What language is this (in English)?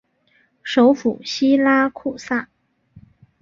Chinese